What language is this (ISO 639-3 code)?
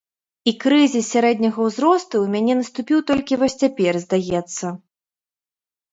bel